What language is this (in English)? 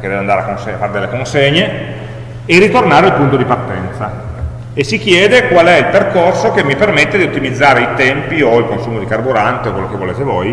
Italian